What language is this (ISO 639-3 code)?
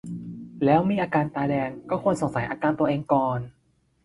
tha